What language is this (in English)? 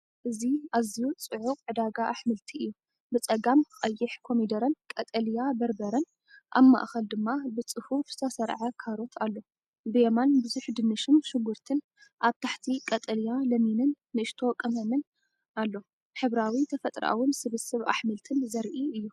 Tigrinya